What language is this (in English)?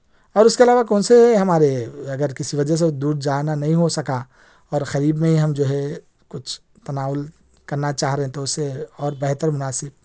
Urdu